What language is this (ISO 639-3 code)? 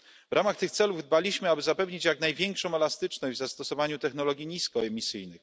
pol